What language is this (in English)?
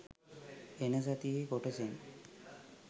Sinhala